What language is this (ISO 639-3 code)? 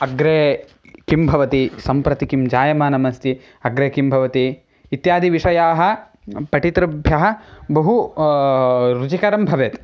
san